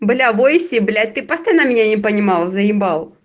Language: Russian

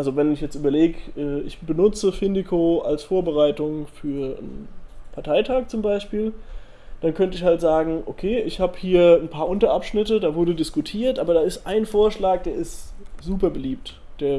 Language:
German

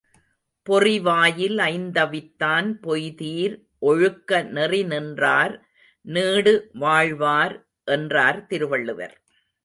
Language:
Tamil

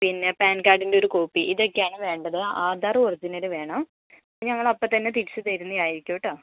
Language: Malayalam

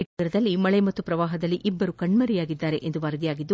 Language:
Kannada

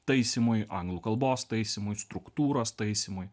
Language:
Lithuanian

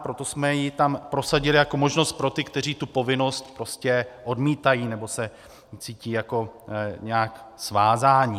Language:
Czech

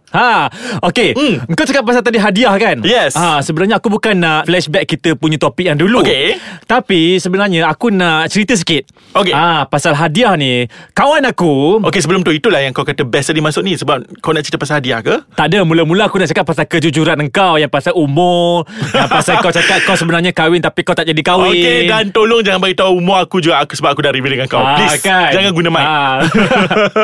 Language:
Malay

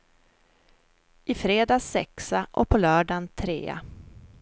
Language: Swedish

